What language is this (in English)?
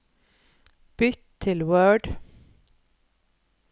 Norwegian